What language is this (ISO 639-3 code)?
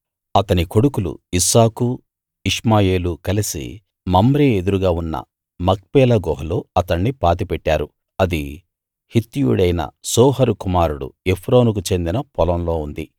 tel